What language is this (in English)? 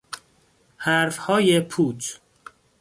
Persian